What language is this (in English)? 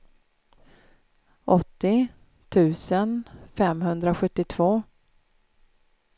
Swedish